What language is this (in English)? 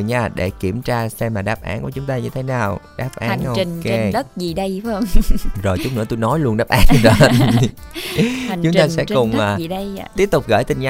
Vietnamese